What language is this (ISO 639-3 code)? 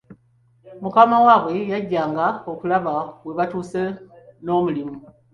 lug